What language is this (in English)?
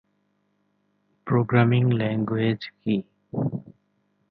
Bangla